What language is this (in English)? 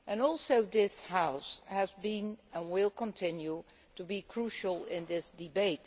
English